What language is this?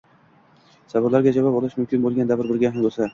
Uzbek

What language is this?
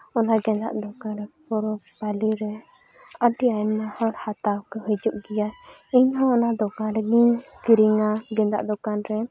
Santali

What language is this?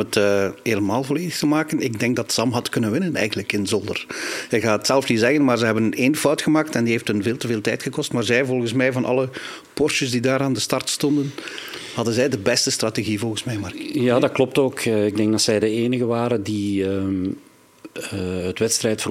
Dutch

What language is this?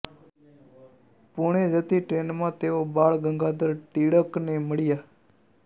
Gujarati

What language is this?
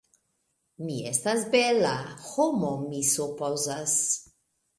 Esperanto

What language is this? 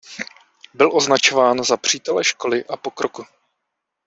Czech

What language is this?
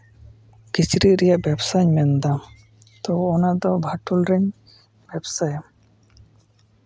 Santali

